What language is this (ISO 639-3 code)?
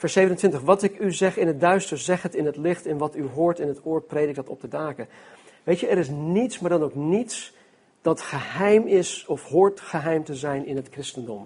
nld